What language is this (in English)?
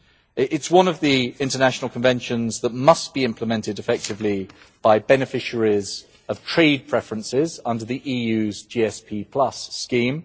English